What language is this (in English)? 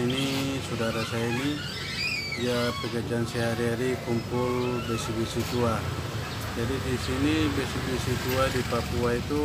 Indonesian